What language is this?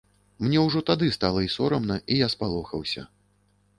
Belarusian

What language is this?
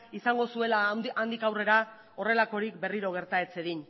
Basque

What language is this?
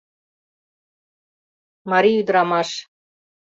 Mari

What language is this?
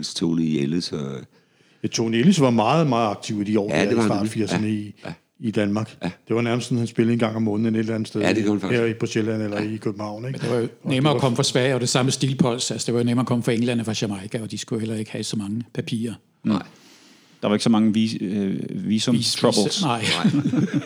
Danish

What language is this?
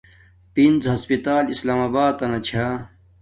Domaaki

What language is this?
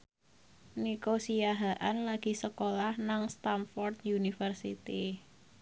Javanese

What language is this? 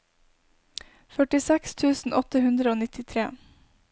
Norwegian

